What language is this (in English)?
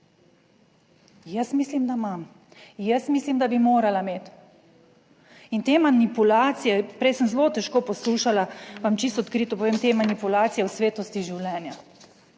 Slovenian